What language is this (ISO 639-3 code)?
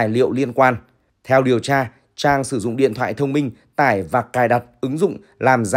vie